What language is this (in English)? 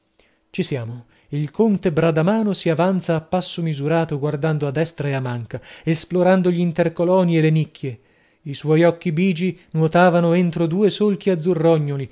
Italian